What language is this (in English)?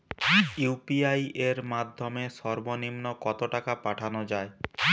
Bangla